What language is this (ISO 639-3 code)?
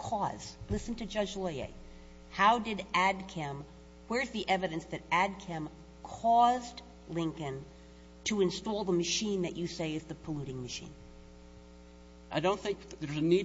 eng